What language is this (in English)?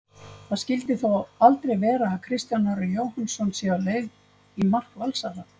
Icelandic